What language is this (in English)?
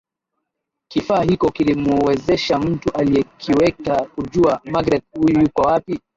Swahili